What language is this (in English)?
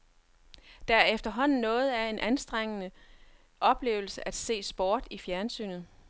Danish